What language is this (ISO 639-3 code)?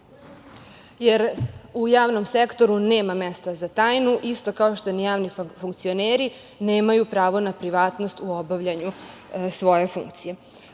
srp